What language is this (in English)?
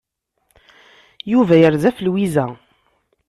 Kabyle